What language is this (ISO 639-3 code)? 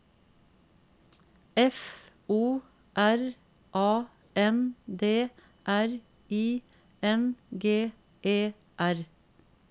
nor